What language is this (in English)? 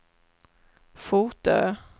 Swedish